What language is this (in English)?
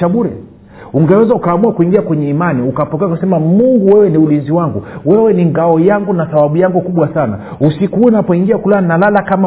Swahili